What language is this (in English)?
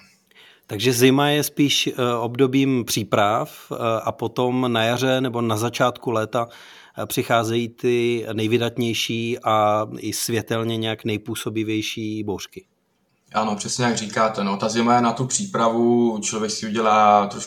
Czech